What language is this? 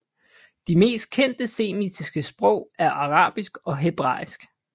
Danish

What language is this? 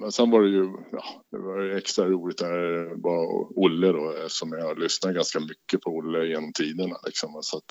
Swedish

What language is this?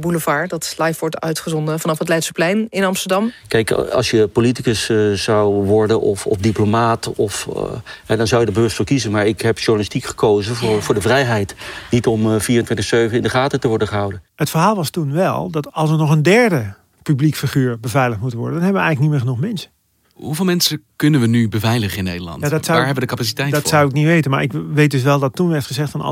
Dutch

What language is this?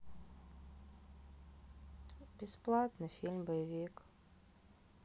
Russian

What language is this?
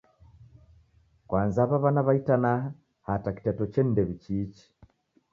Taita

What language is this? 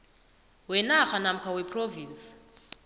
South Ndebele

